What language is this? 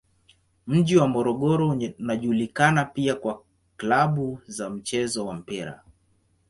Swahili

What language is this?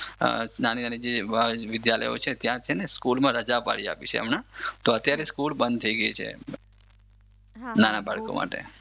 Gujarati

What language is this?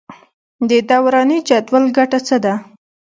Pashto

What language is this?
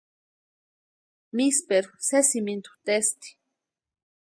Western Highland Purepecha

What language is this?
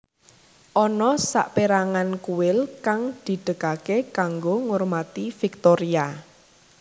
Javanese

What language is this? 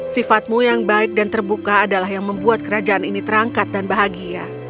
Indonesian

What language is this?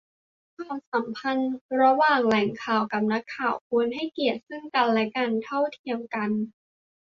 Thai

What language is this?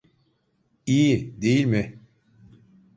Turkish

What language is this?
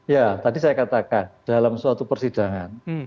Indonesian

